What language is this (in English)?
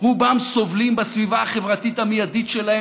Hebrew